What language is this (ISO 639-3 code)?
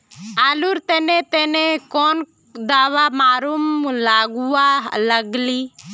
mag